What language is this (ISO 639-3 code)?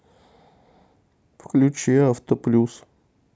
rus